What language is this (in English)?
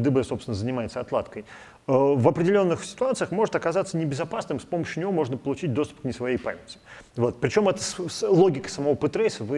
Russian